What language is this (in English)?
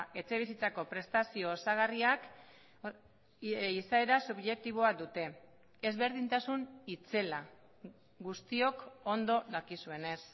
Basque